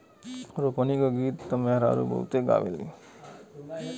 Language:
Bhojpuri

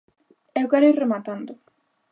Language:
Galician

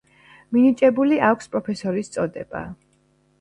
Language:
Georgian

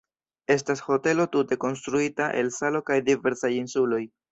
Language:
Esperanto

